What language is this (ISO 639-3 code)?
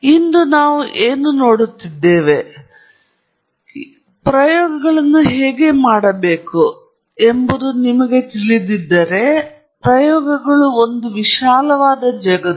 kan